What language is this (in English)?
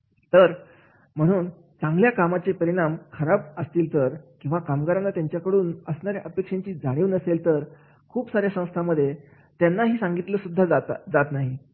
Marathi